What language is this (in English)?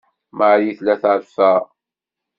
Kabyle